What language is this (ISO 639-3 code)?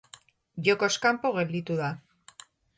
eus